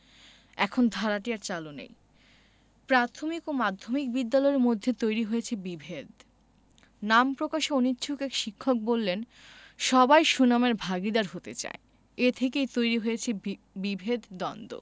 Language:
Bangla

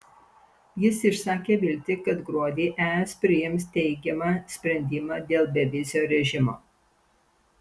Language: Lithuanian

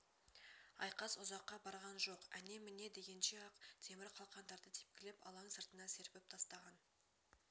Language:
Kazakh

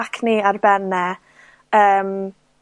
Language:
Welsh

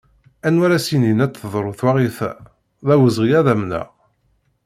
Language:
Kabyle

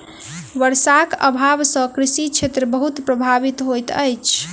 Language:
Maithili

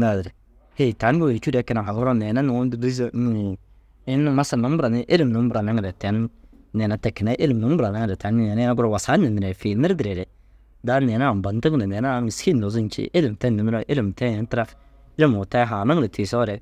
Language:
Dazaga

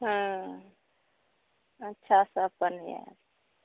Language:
Maithili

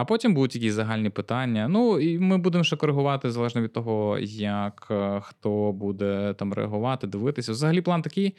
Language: Ukrainian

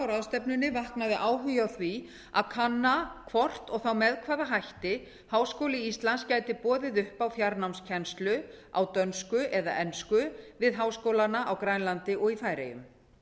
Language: Icelandic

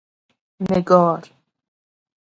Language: Persian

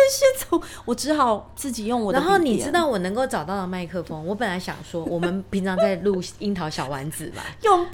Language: Chinese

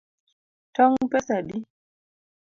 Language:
Luo (Kenya and Tanzania)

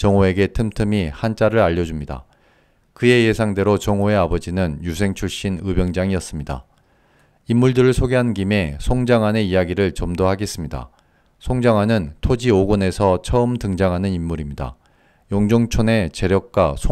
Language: Korean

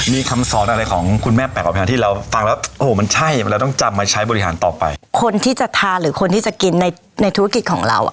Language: Thai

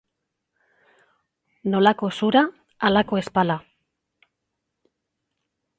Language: Basque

